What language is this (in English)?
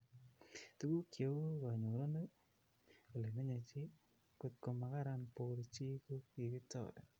Kalenjin